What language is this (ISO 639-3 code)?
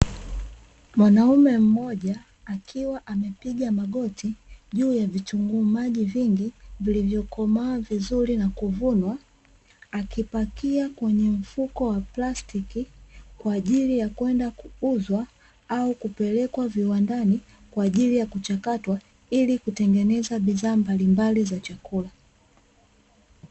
swa